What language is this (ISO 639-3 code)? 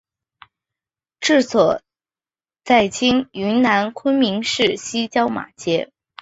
zho